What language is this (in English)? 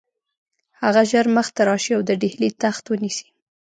Pashto